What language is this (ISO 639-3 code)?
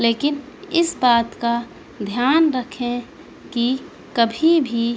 urd